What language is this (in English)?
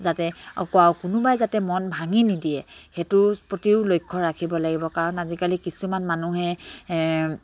Assamese